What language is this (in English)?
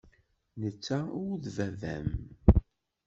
Kabyle